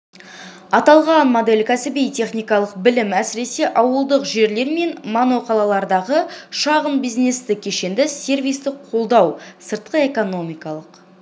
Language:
Kazakh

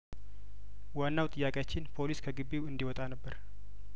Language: Amharic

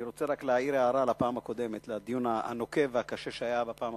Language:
Hebrew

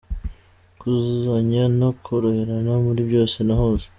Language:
Kinyarwanda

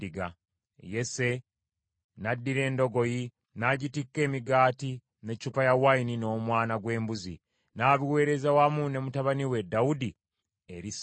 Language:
Ganda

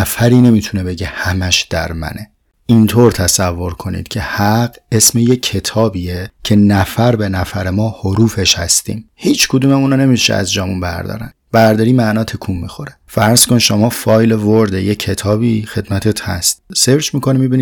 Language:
Persian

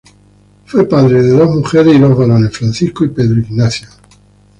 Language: Spanish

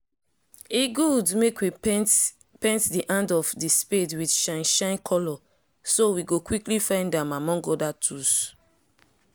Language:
Nigerian Pidgin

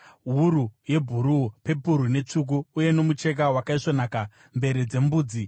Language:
Shona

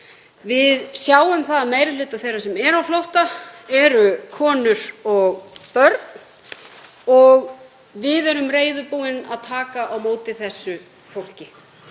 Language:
Icelandic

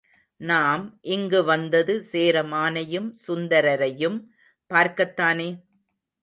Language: Tamil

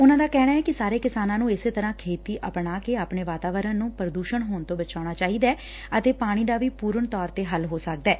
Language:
Punjabi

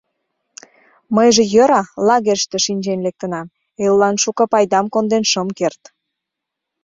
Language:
Mari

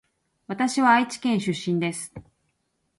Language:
Japanese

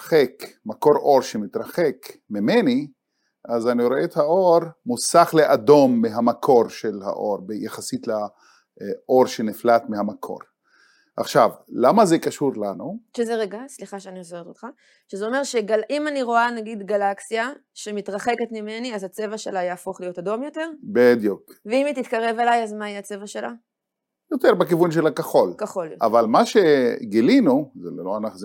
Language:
Hebrew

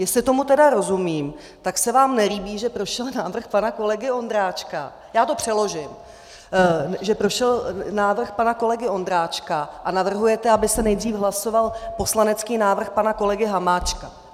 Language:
Czech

